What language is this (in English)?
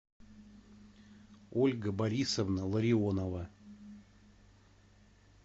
Russian